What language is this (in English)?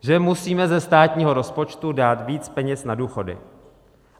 Czech